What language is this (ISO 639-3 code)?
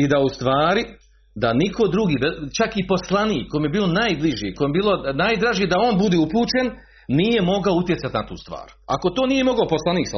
hrv